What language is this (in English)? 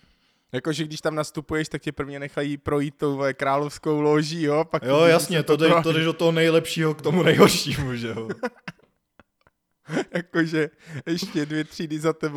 Czech